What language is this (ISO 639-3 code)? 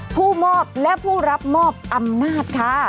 tha